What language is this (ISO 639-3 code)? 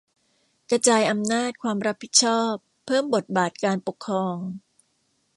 tha